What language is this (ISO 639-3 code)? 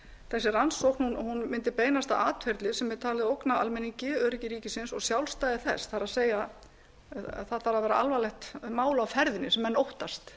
isl